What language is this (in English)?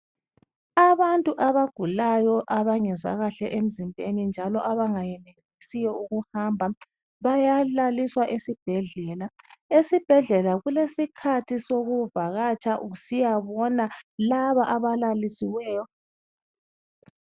North Ndebele